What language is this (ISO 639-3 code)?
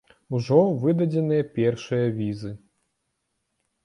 bel